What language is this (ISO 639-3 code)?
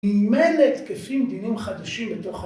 heb